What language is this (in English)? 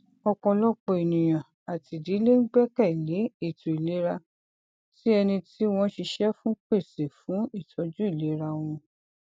Yoruba